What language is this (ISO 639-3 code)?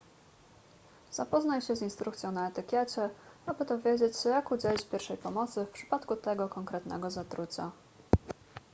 pol